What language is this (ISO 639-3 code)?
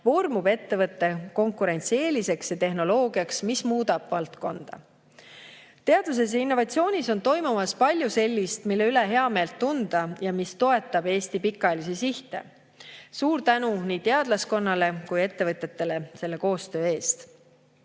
est